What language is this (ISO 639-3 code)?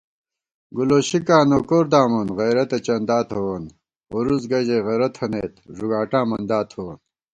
gwt